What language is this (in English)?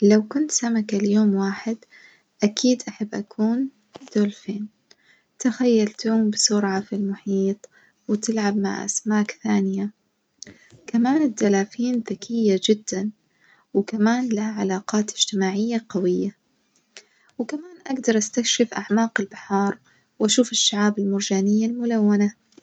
Najdi Arabic